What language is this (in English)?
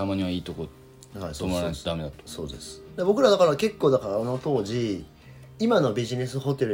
Japanese